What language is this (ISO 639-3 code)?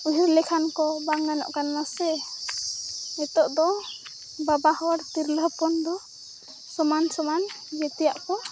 sat